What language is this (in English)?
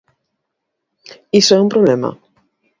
Galician